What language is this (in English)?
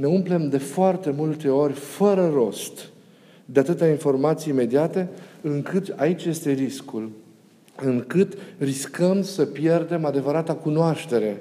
Romanian